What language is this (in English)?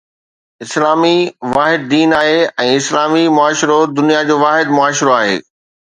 Sindhi